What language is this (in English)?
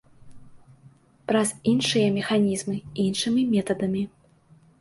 Belarusian